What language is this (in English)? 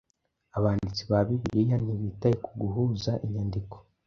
Kinyarwanda